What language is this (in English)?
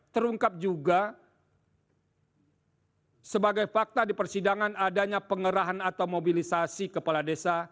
Indonesian